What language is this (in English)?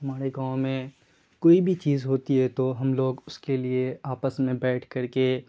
Urdu